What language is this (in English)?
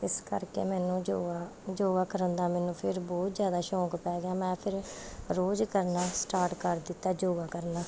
Punjabi